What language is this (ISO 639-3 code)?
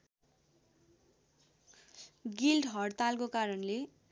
nep